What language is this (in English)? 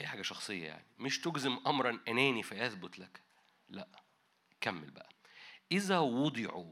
Arabic